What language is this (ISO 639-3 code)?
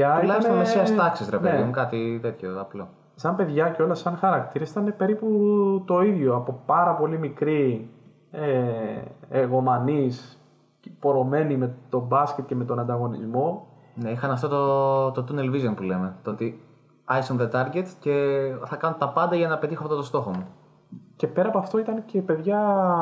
ell